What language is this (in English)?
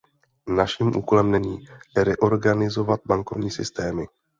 Czech